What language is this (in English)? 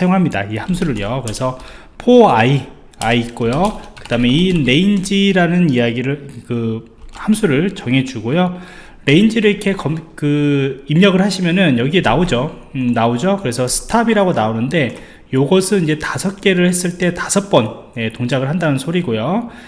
Korean